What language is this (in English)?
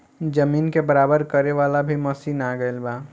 Bhojpuri